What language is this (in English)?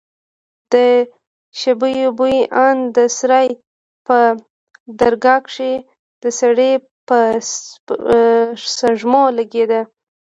Pashto